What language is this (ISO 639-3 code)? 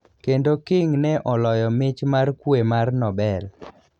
luo